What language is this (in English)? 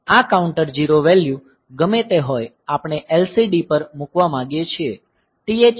Gujarati